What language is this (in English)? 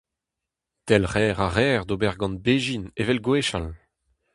Breton